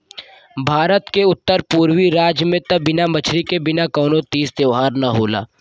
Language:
Bhojpuri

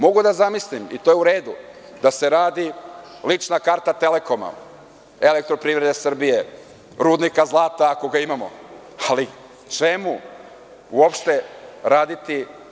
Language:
Serbian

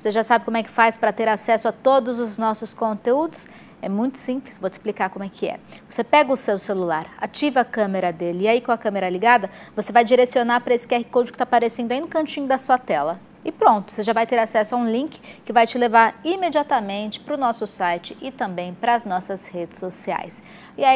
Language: Portuguese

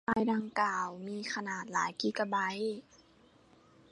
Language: Thai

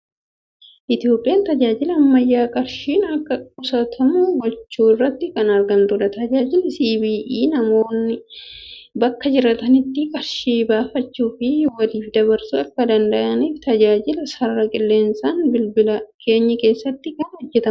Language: Oromo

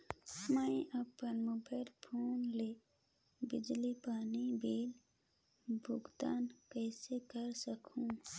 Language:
Chhattisgarhi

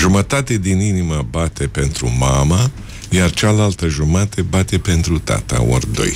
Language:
Romanian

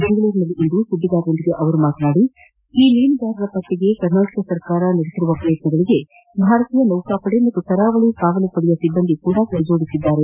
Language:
Kannada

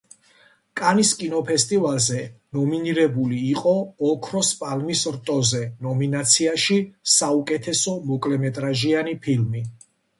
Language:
Georgian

